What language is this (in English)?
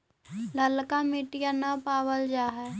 Magahi